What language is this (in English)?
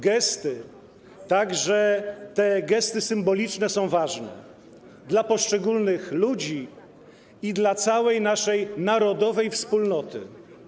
Polish